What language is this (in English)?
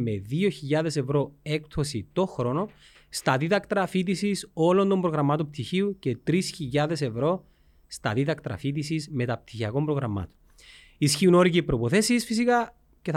Greek